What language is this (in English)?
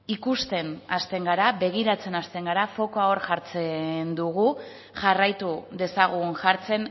Basque